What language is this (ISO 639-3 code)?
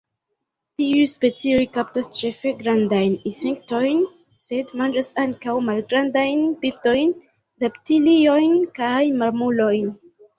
epo